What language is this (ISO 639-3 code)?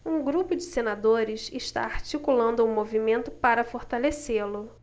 por